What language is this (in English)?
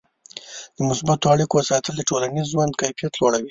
Pashto